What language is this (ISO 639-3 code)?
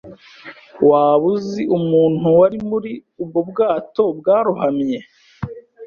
kin